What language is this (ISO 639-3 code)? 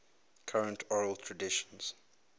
eng